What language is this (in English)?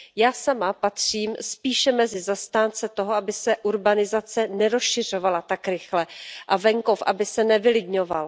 Czech